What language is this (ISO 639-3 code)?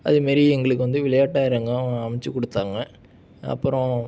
tam